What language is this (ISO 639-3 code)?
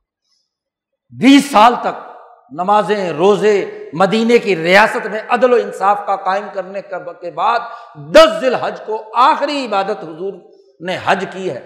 urd